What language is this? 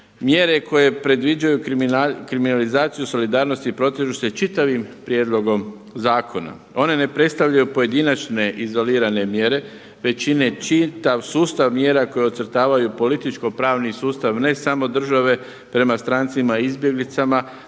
Croatian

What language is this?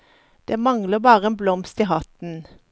Norwegian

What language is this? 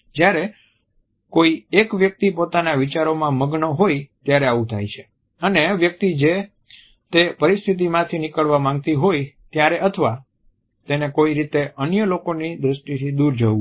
Gujarati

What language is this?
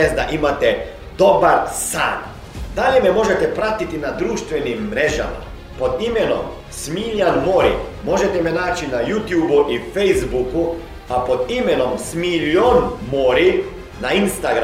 Croatian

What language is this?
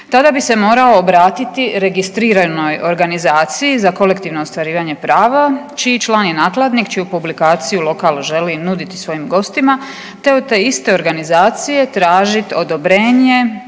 Croatian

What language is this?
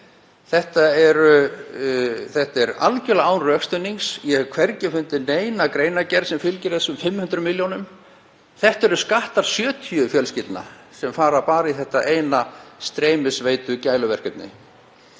Icelandic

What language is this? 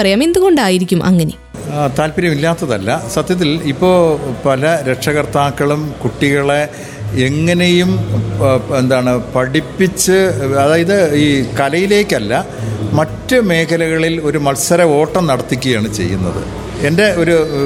Malayalam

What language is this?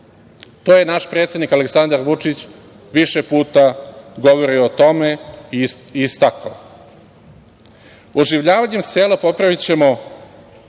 Serbian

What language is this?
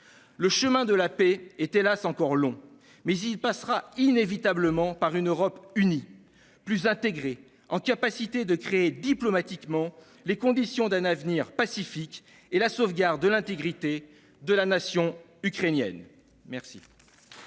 French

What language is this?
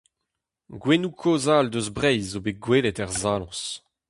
Breton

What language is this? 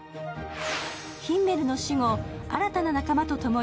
Japanese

